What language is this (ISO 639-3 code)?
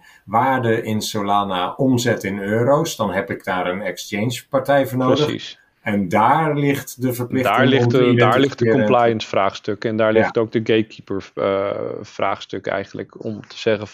nld